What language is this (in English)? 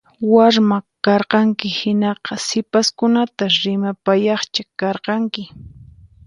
Puno Quechua